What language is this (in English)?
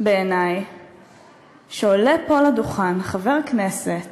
Hebrew